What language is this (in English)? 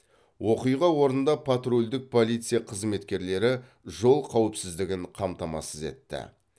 Kazakh